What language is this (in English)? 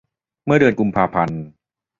Thai